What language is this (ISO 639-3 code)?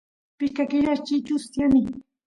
qus